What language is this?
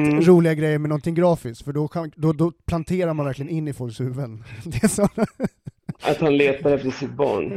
Swedish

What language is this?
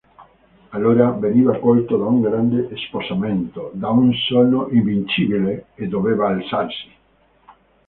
Italian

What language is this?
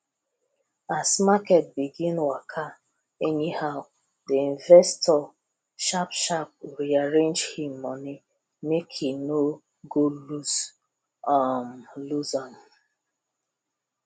Nigerian Pidgin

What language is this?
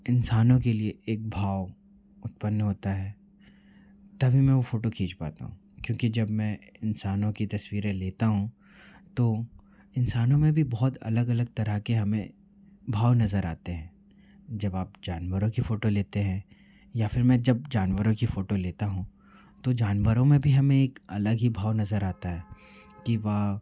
Hindi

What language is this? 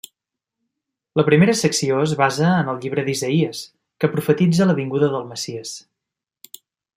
Catalan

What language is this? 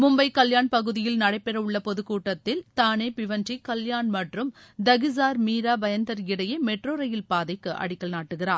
Tamil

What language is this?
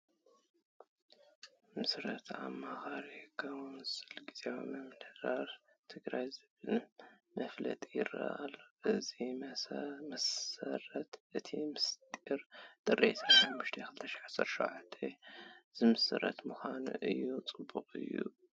Tigrinya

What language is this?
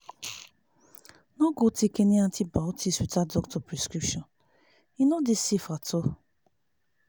Nigerian Pidgin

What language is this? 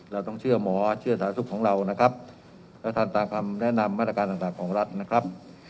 Thai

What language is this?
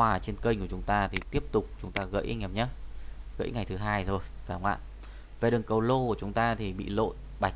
Vietnamese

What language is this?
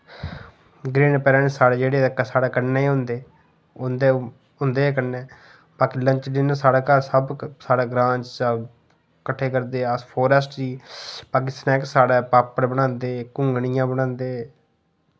Dogri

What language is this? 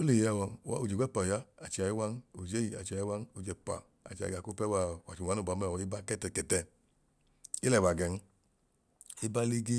Idoma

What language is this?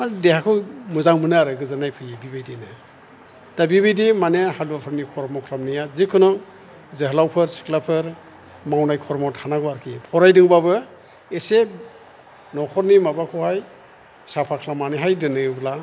Bodo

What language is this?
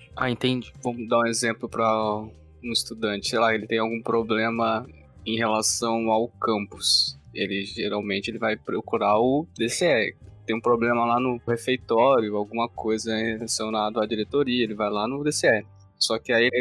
Portuguese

